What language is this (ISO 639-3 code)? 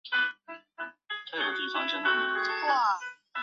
zho